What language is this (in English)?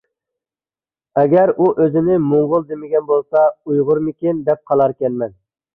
Uyghur